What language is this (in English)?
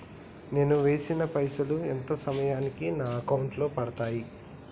Telugu